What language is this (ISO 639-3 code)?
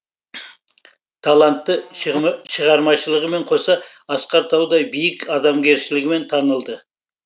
kaz